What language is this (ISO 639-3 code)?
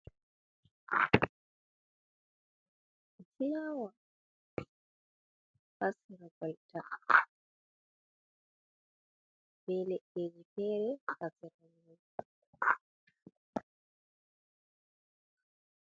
ful